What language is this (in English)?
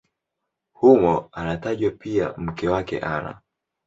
Swahili